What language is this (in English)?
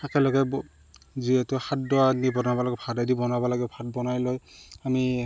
Assamese